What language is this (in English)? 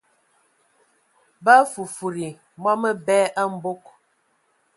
Ewondo